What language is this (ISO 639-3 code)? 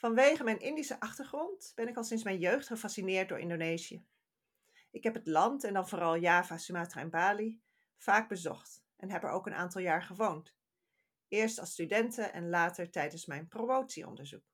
nld